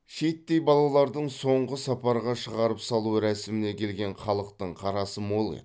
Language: Kazakh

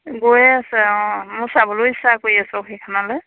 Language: Assamese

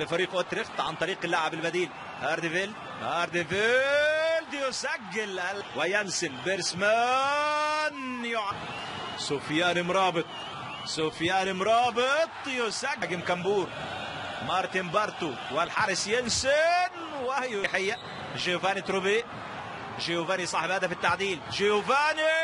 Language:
Arabic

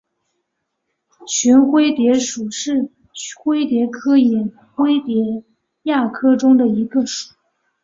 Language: Chinese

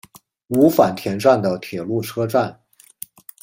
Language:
Chinese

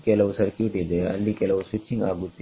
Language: Kannada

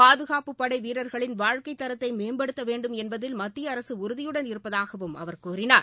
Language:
Tamil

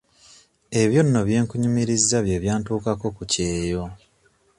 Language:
Ganda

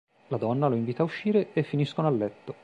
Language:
Italian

